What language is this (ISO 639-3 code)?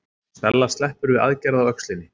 isl